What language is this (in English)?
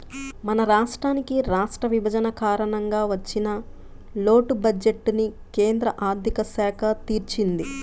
Telugu